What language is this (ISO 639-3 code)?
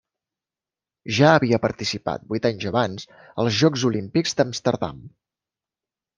cat